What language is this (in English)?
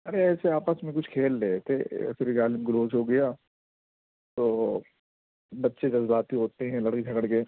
Urdu